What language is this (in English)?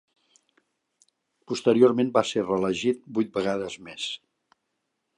Catalan